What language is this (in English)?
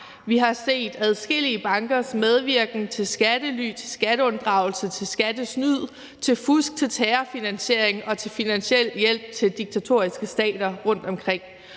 Danish